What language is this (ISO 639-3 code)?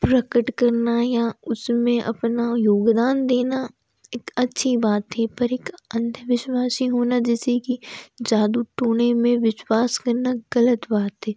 hin